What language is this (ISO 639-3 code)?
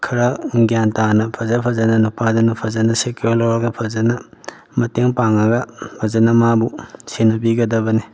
mni